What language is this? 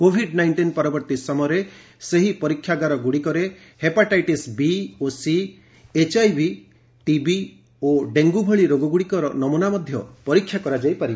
Odia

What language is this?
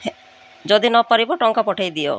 Odia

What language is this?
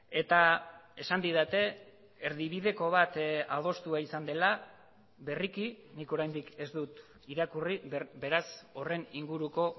Basque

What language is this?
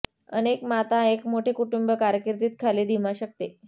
Marathi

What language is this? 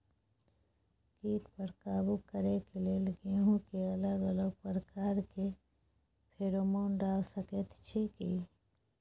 Maithili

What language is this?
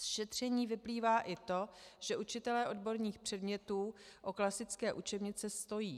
Czech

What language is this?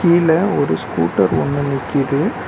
Tamil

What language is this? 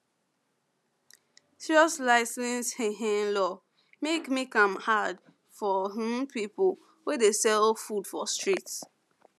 Nigerian Pidgin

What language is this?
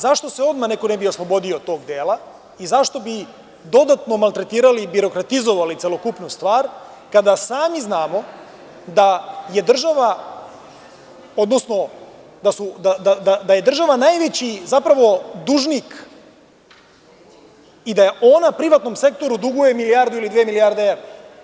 Serbian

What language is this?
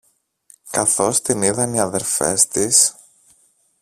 Greek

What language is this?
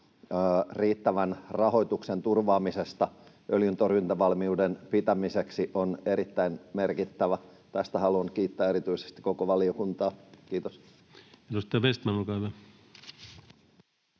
Finnish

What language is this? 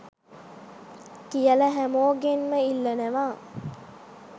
Sinhala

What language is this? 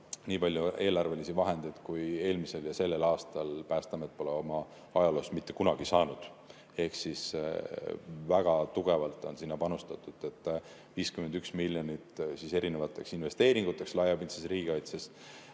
Estonian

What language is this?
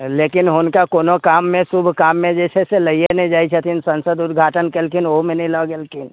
Maithili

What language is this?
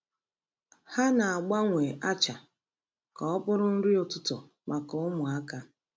Igbo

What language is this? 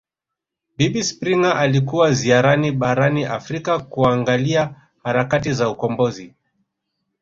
Swahili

